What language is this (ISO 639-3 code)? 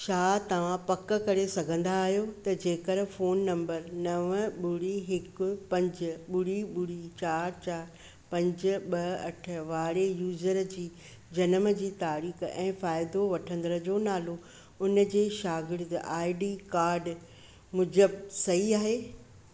snd